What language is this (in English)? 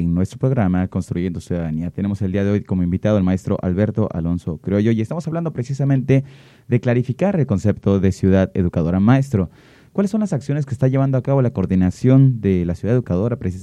Spanish